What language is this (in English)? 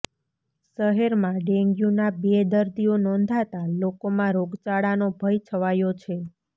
Gujarati